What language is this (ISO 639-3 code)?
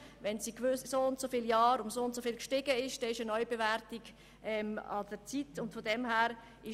gsw